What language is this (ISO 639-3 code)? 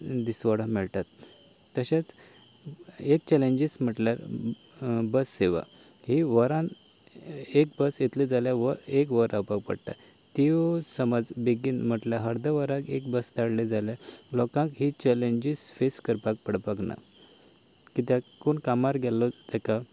kok